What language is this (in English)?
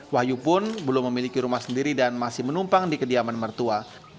Indonesian